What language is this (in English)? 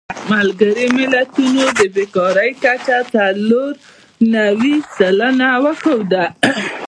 Pashto